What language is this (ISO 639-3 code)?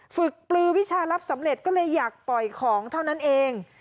tha